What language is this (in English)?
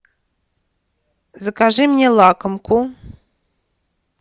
Russian